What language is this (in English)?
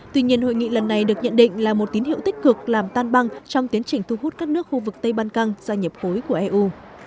Vietnamese